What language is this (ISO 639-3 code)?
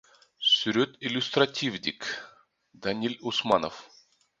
kir